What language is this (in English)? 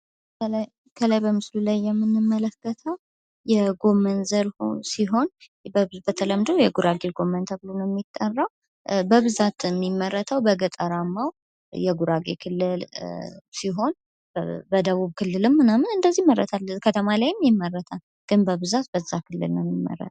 Amharic